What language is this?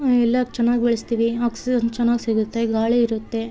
Kannada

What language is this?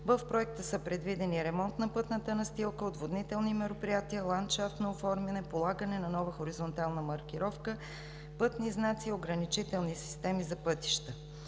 Bulgarian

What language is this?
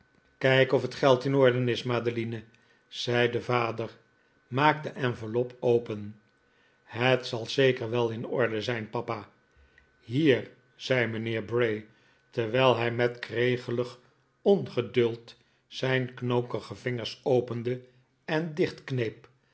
Dutch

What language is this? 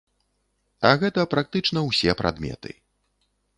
Belarusian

